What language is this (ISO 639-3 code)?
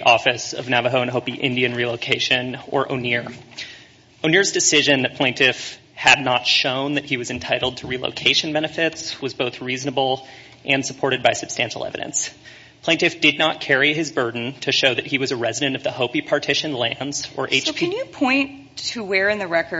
eng